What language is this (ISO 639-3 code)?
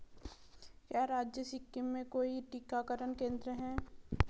hin